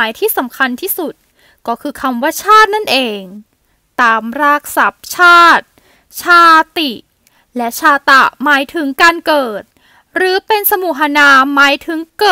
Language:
Thai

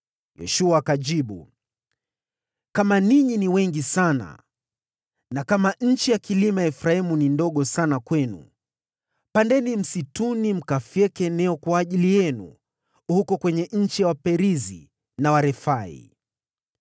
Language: Swahili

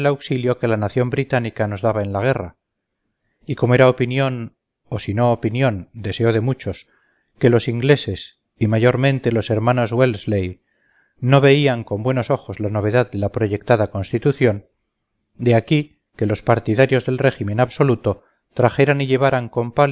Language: Spanish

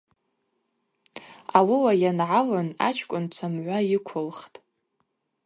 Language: Abaza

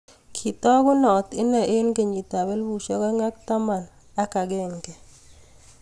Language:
Kalenjin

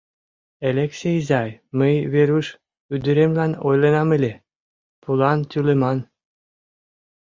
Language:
Mari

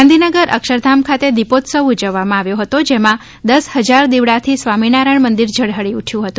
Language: Gujarati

